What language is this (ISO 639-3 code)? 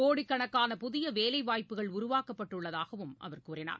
tam